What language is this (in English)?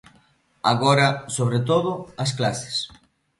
Galician